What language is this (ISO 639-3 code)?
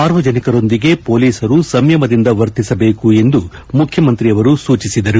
kan